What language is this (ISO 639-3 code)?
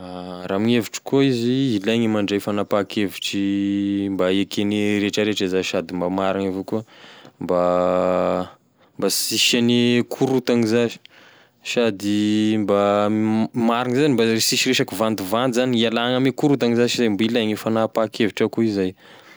tkg